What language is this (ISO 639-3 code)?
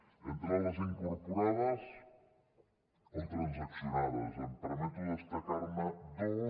cat